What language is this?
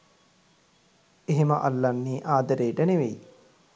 Sinhala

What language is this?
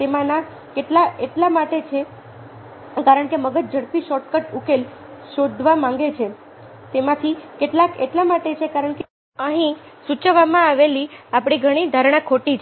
Gujarati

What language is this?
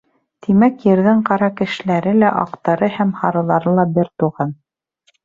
Bashkir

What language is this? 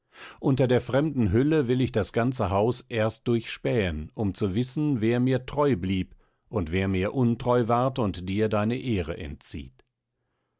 German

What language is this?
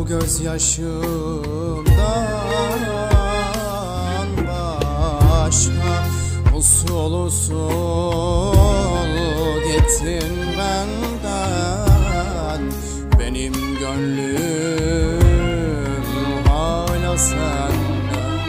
Turkish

